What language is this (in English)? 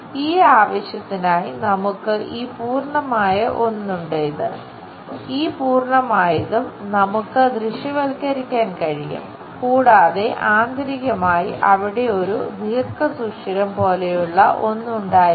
Malayalam